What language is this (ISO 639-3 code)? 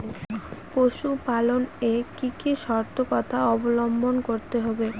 ben